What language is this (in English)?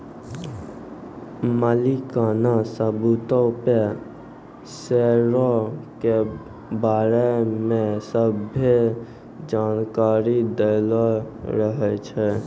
Maithili